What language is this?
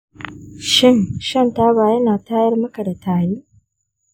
Hausa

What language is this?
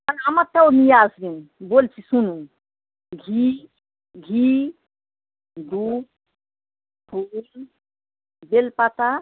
Bangla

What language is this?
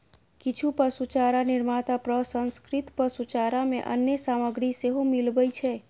Maithili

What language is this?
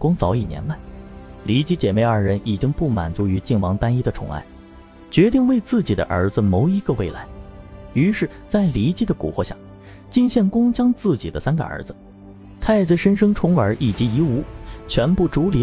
Chinese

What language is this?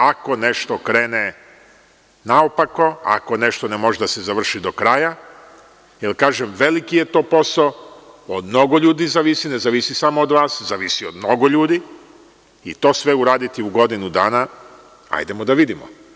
Serbian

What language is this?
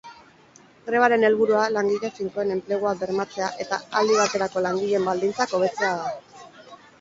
Basque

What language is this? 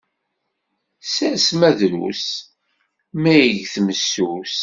Kabyle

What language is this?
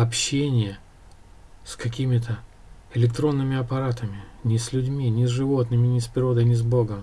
Russian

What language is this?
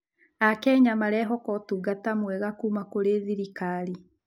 Kikuyu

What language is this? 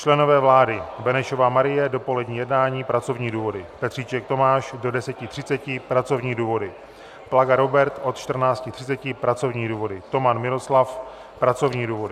Czech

